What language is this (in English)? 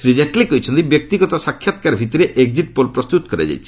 Odia